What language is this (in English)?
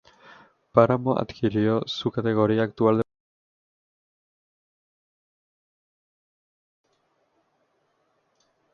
Spanish